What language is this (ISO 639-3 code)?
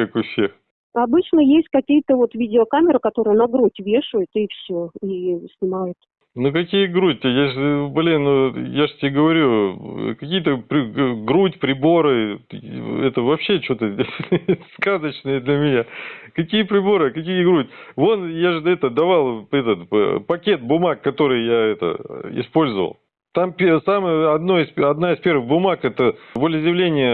rus